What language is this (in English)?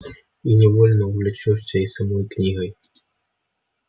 Russian